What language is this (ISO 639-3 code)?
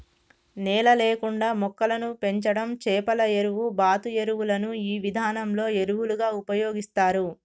tel